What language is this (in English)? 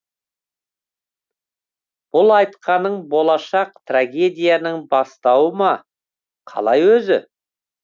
Kazakh